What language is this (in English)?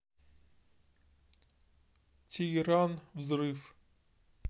Russian